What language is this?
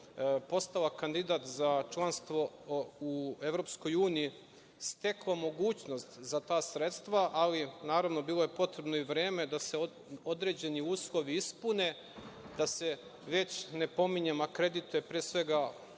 Serbian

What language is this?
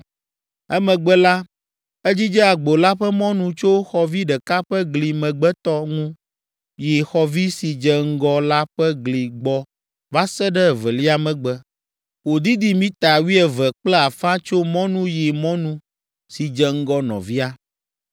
Ewe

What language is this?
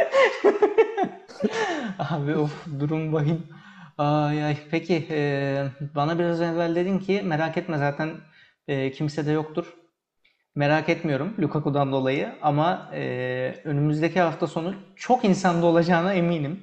Turkish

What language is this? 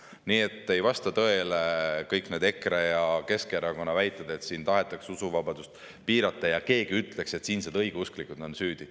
Estonian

